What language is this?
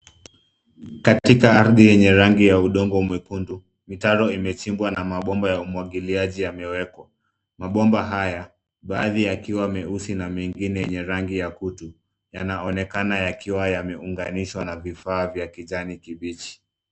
Swahili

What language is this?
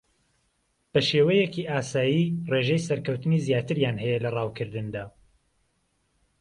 Central Kurdish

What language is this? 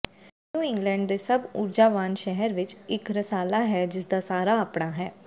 Punjabi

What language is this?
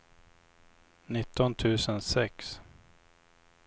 Swedish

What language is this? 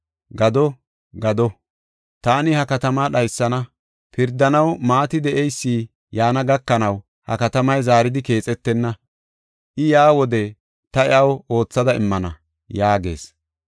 Gofa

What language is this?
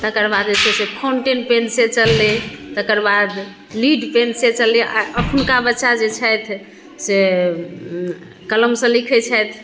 Maithili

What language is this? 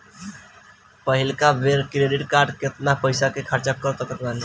Bhojpuri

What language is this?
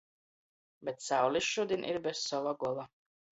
Latgalian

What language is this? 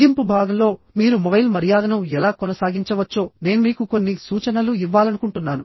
Telugu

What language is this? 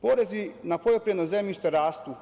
Serbian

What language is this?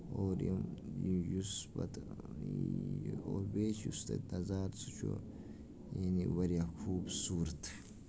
Kashmiri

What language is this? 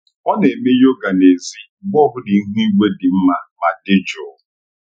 Igbo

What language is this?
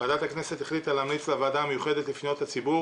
Hebrew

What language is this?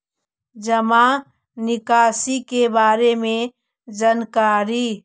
Magahi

